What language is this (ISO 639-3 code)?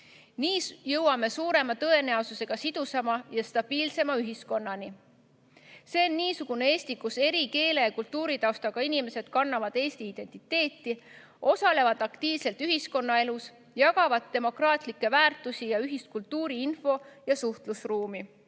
est